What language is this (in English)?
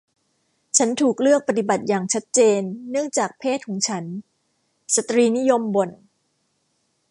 Thai